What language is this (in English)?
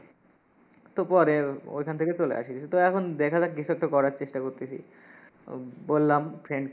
Bangla